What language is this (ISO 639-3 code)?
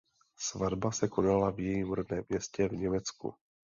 ces